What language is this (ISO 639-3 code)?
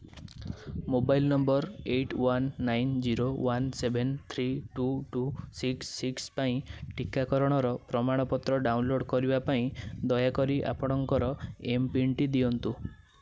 ori